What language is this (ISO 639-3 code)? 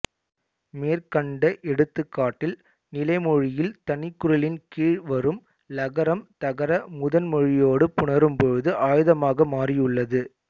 tam